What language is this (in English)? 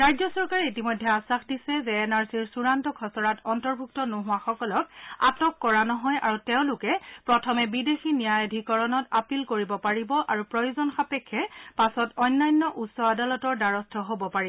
Assamese